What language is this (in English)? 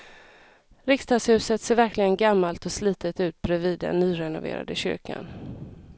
Swedish